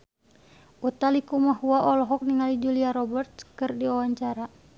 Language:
Sundanese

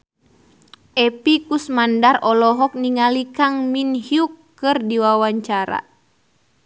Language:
Sundanese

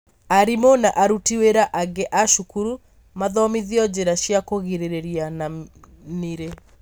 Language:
Kikuyu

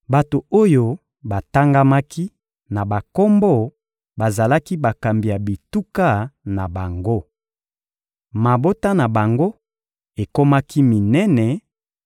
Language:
Lingala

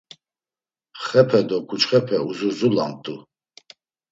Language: Laz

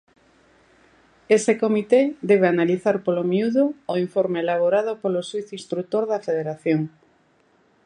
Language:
Galician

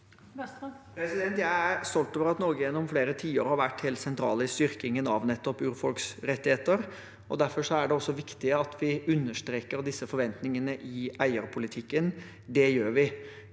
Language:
Norwegian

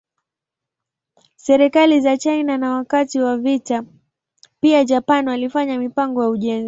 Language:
Swahili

